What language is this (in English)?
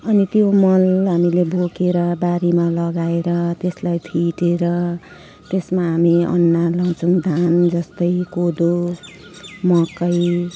Nepali